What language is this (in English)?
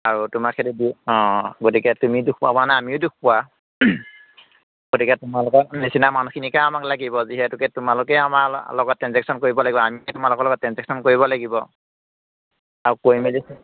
Assamese